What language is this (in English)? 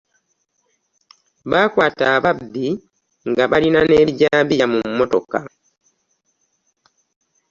Ganda